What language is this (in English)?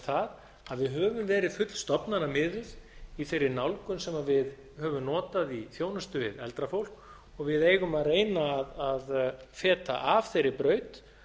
Icelandic